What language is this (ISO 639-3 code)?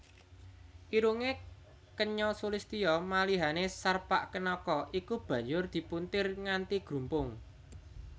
jav